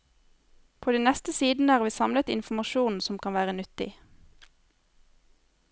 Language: Norwegian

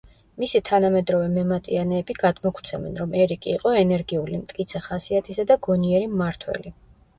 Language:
Georgian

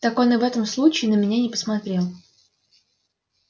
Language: Russian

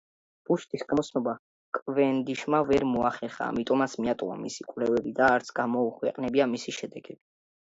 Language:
Georgian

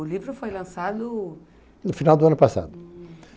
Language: Portuguese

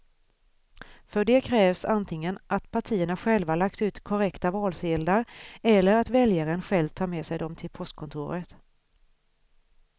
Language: Swedish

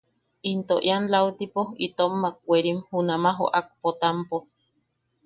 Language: Yaqui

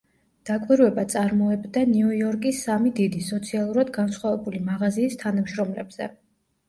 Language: Georgian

